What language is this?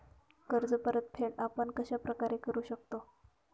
Marathi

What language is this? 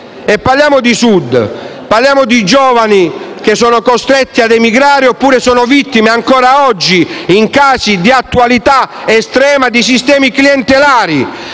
Italian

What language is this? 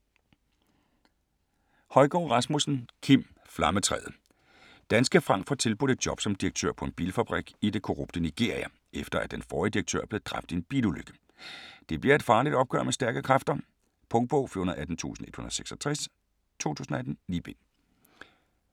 Danish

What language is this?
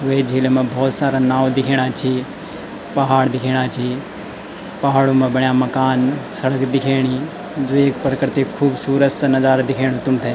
Garhwali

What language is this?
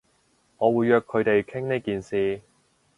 Cantonese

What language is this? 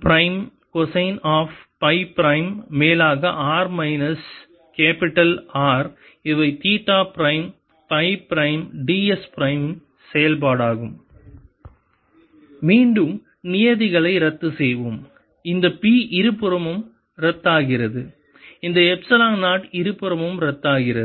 Tamil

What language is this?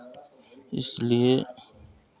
Hindi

